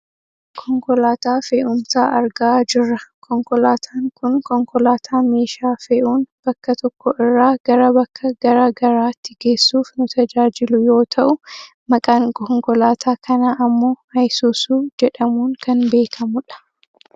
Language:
Oromo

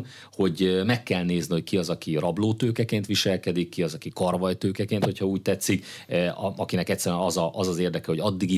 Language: Hungarian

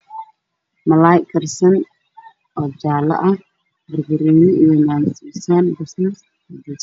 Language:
Somali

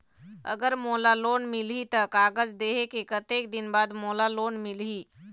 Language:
Chhattisgarhi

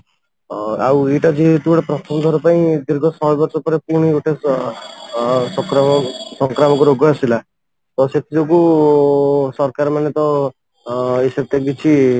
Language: Odia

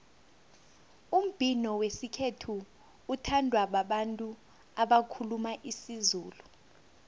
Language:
South Ndebele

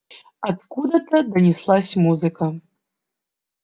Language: Russian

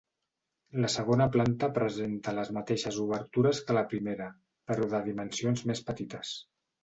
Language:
Catalan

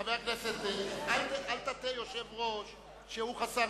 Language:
Hebrew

